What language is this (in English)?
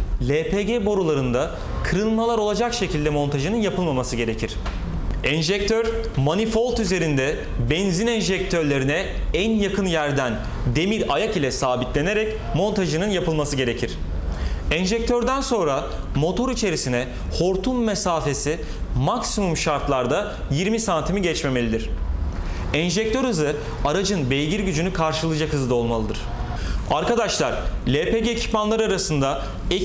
Turkish